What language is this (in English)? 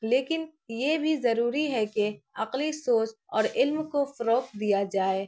Urdu